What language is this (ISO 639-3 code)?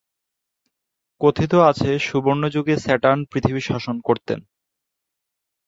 ben